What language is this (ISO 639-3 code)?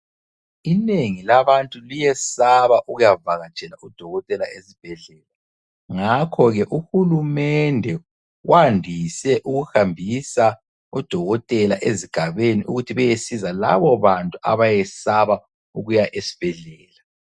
nde